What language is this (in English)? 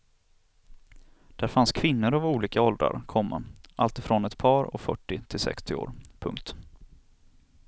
Swedish